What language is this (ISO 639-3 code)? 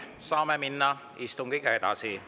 est